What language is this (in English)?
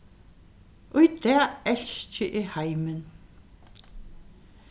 Faroese